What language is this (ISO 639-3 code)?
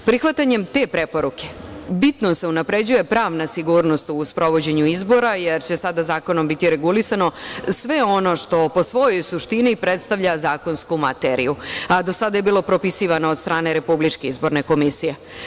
srp